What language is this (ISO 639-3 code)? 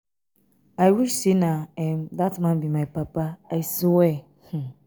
pcm